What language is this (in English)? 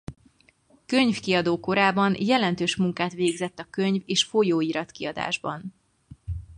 Hungarian